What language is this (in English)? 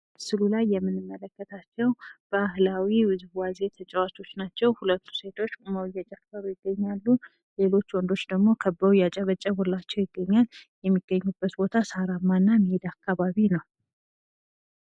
Amharic